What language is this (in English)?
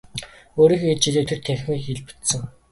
Mongolian